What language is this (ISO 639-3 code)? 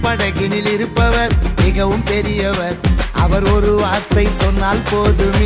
urd